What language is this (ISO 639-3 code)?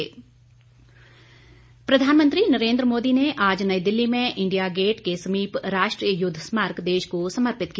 hin